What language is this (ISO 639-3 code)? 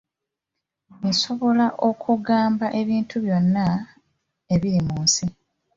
lug